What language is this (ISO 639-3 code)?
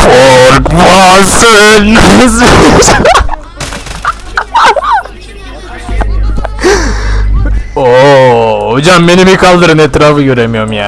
tur